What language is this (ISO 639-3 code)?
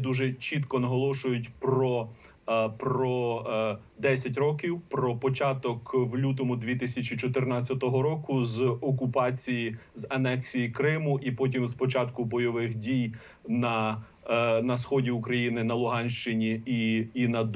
ukr